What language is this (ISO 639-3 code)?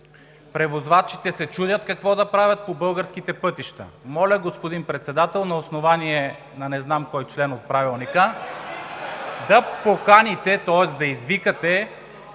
bul